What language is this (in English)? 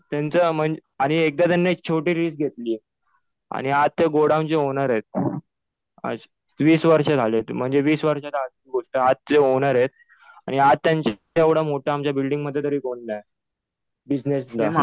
Marathi